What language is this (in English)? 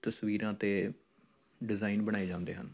Punjabi